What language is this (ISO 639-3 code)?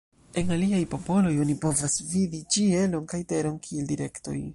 epo